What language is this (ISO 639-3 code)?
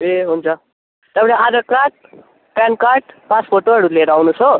nep